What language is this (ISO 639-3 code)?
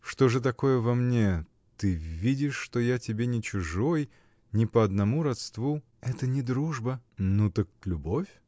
rus